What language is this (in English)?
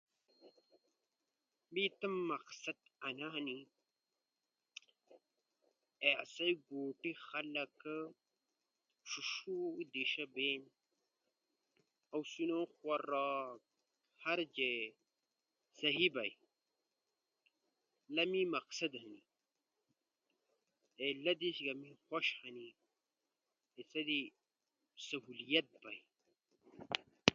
Ushojo